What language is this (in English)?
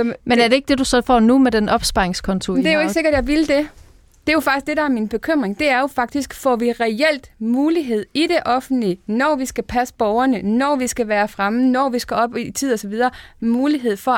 Danish